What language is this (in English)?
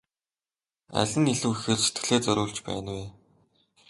Mongolian